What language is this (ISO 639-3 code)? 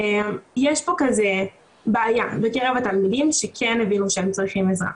heb